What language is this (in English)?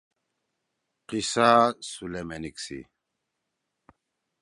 Torwali